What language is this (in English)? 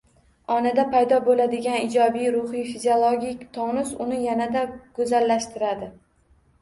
Uzbek